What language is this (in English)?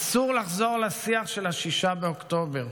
Hebrew